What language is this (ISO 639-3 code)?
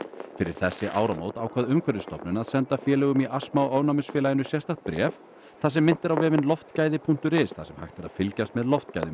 isl